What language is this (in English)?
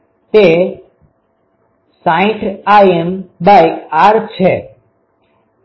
Gujarati